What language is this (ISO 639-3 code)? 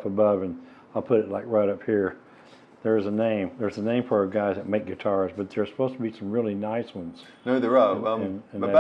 eng